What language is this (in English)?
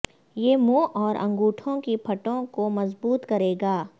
Urdu